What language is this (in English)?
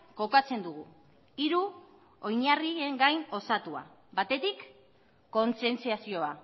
Basque